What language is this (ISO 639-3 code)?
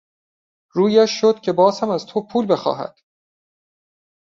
fas